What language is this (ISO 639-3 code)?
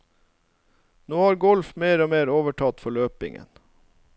nor